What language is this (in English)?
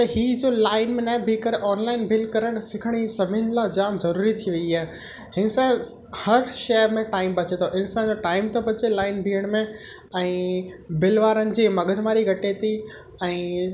Sindhi